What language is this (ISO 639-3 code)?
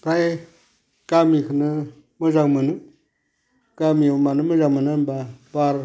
brx